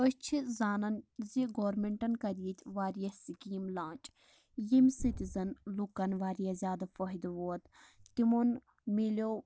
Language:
Kashmiri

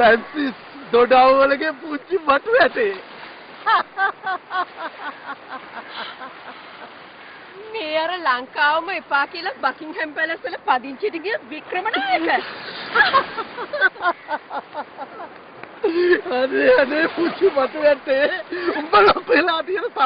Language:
Romanian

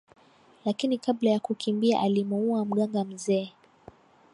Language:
Swahili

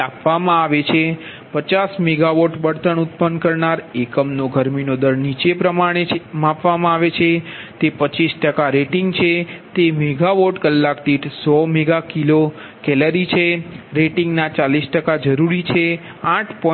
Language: Gujarati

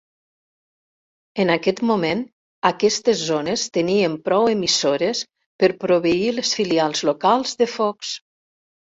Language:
Catalan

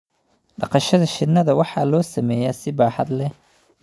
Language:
Somali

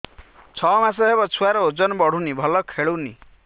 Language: Odia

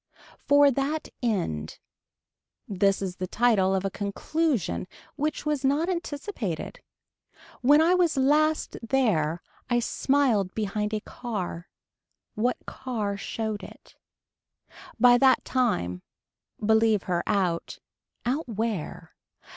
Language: English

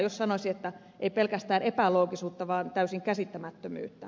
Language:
Finnish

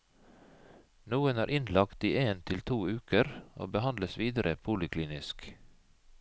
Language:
Norwegian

